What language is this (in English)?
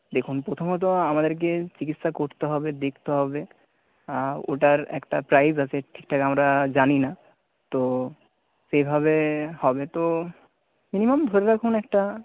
Bangla